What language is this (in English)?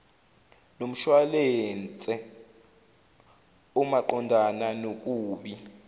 Zulu